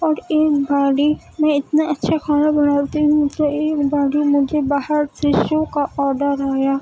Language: Urdu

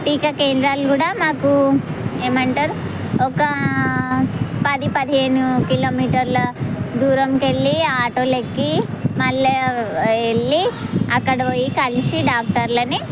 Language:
Telugu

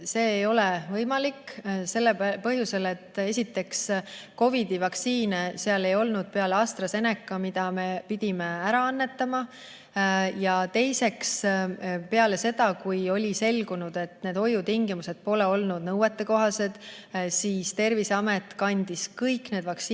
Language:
Estonian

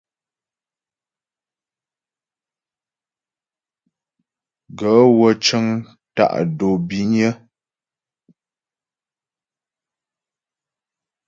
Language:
Ghomala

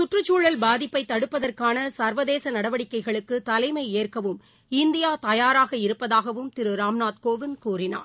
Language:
Tamil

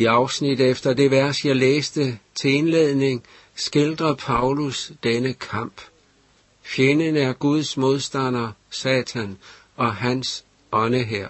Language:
Danish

